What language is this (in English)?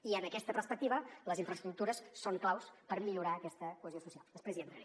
Catalan